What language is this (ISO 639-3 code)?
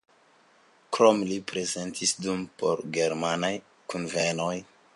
epo